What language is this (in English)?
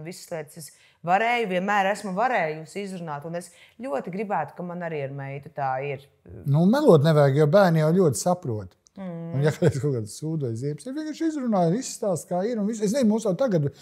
Latvian